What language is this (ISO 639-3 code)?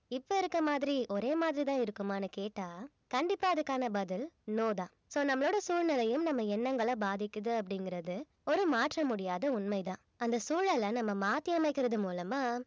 tam